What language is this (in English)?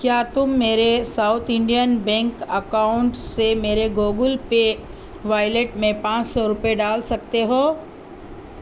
Urdu